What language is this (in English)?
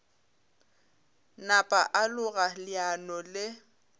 Northern Sotho